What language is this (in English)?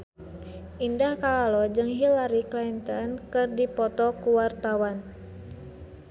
Sundanese